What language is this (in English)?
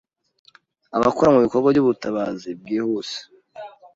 Kinyarwanda